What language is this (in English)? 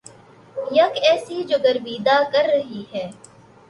Urdu